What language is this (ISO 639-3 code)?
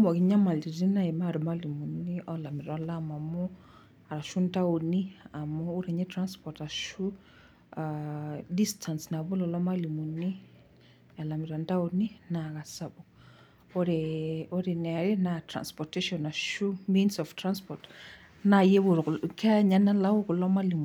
mas